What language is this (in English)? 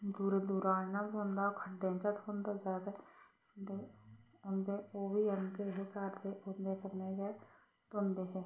Dogri